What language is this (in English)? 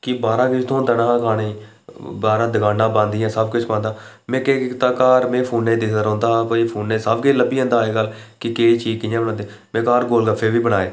Dogri